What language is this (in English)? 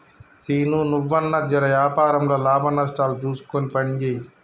Telugu